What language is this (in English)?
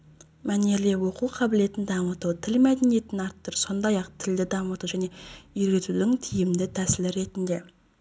Kazakh